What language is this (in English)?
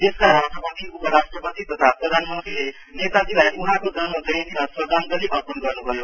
Nepali